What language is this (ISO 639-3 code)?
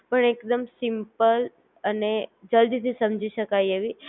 guj